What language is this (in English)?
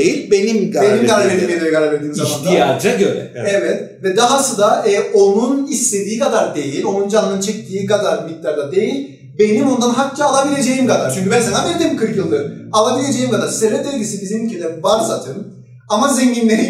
Turkish